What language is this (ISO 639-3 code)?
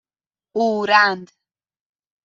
fas